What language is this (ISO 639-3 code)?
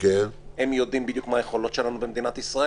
heb